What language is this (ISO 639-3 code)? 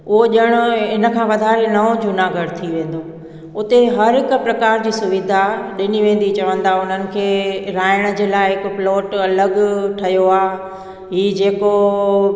snd